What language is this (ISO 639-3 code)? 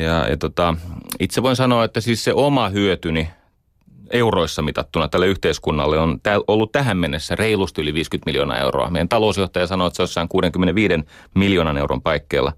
fin